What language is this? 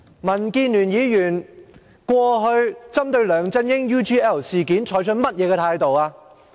Cantonese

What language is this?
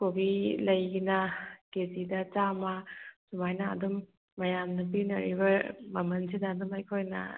Manipuri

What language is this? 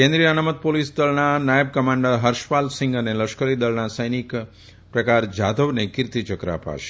Gujarati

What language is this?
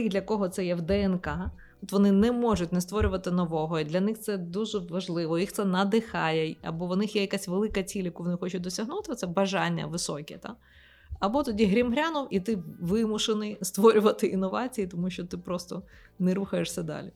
Ukrainian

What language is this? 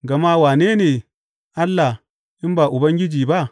Hausa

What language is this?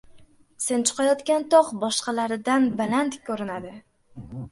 Uzbek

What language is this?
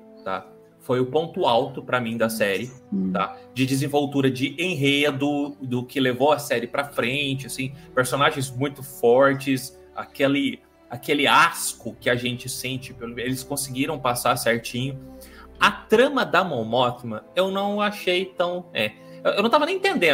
Portuguese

